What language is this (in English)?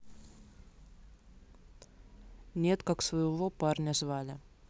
Russian